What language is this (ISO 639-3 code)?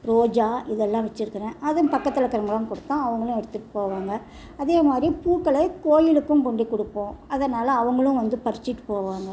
tam